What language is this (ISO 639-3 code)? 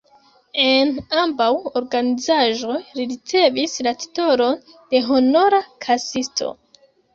epo